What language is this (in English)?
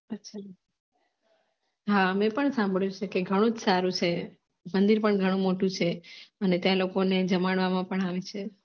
Gujarati